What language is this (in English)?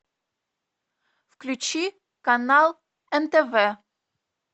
Russian